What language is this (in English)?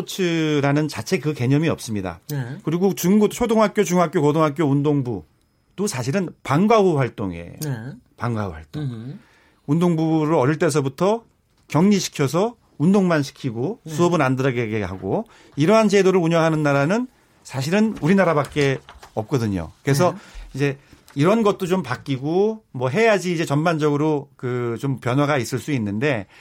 Korean